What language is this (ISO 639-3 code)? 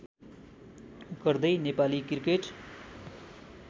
nep